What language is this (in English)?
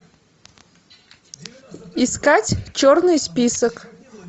Russian